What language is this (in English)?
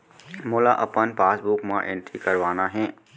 Chhattisgarhi